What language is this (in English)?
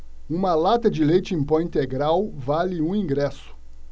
Portuguese